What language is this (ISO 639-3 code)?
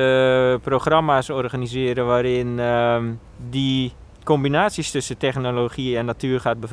nld